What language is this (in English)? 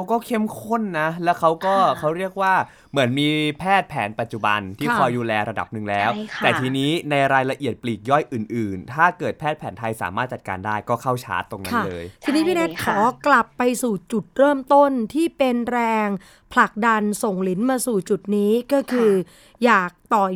Thai